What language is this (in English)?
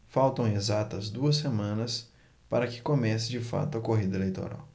Portuguese